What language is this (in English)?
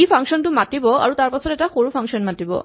Assamese